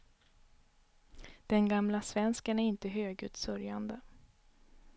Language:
Swedish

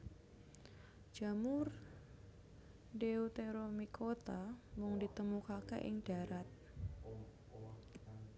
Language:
Javanese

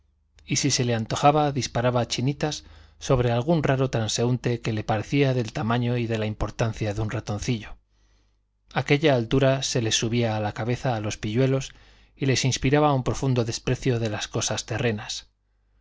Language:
Spanish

